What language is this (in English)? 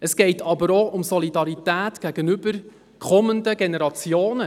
Swiss German